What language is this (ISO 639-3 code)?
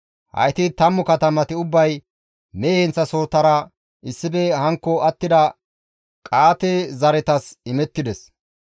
gmv